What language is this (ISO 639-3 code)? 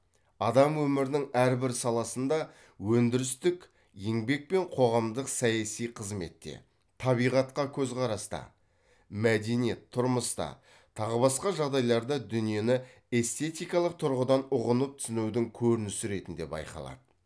kaz